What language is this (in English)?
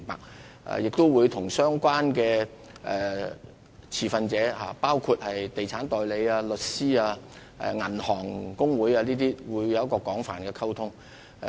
Cantonese